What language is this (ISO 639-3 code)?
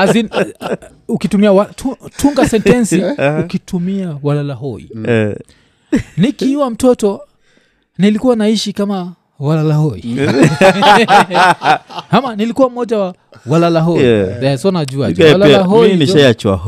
swa